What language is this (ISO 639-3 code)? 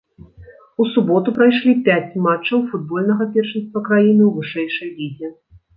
bel